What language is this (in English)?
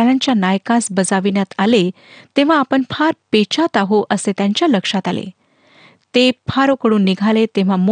Marathi